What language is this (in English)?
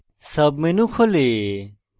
Bangla